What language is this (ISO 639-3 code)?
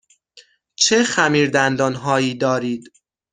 fas